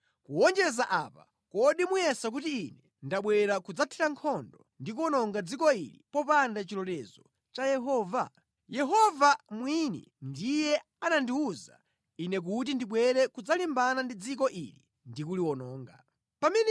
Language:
Nyanja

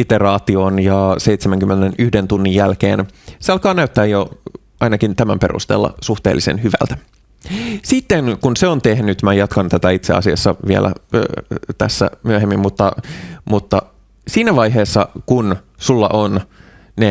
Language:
Finnish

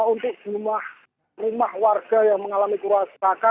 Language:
Indonesian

